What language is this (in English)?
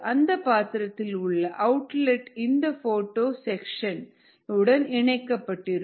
Tamil